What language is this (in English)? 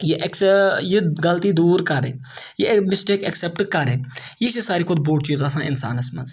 Kashmiri